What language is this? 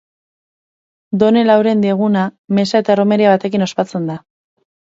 Basque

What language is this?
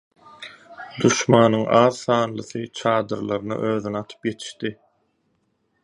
Turkmen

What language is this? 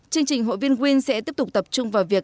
Vietnamese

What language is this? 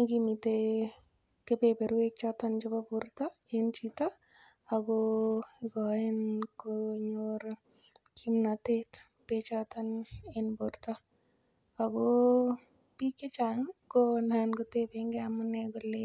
Kalenjin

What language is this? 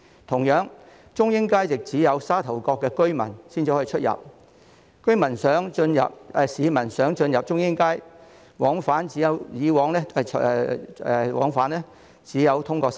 Cantonese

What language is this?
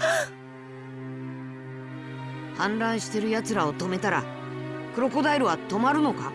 Japanese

